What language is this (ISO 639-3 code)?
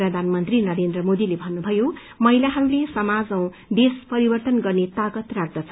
nep